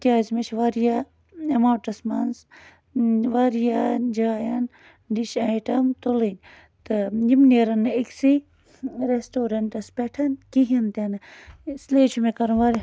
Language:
Kashmiri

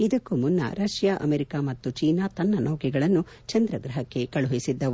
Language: Kannada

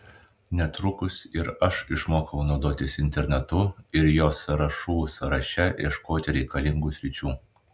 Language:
Lithuanian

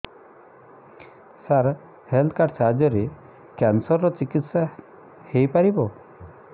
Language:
Odia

